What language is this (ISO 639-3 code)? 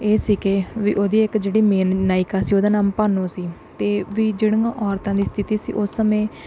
pan